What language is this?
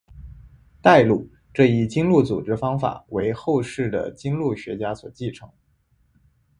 Chinese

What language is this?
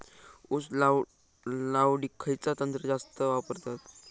Marathi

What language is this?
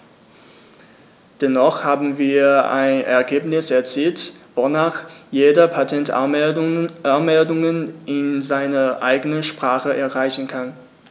German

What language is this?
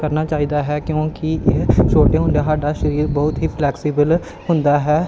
Punjabi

